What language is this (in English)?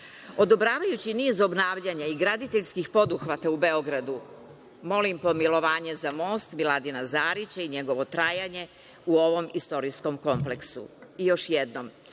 Serbian